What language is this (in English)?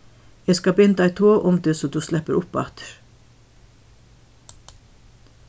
Faroese